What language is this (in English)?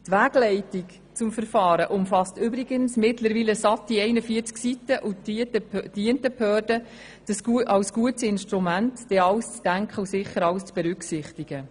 Swiss German